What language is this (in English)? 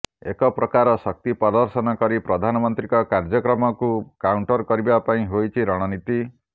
Odia